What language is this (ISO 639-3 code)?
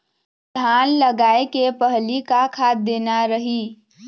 hne